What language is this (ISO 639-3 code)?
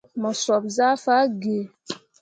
mua